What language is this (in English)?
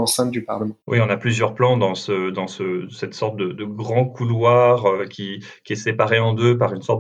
French